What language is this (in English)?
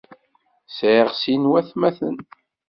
Kabyle